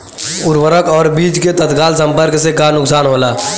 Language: Bhojpuri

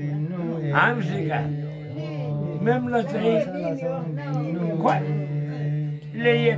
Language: Arabic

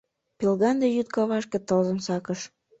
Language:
Mari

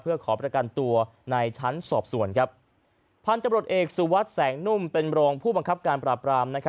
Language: Thai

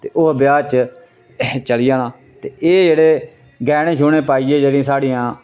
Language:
Dogri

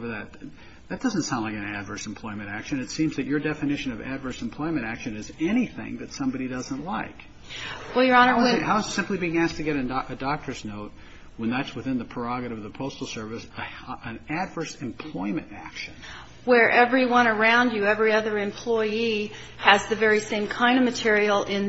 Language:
English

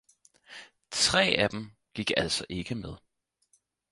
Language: Danish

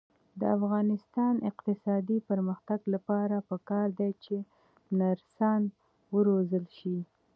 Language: Pashto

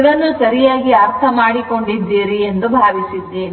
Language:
Kannada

